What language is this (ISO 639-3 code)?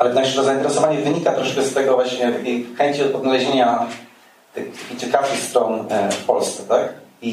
pol